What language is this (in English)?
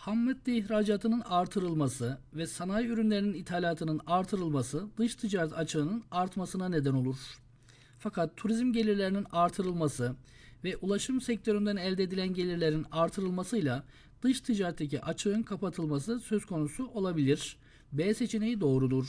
Turkish